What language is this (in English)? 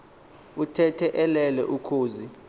Xhosa